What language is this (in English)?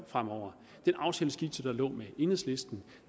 Danish